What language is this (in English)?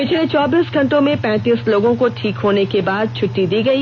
Hindi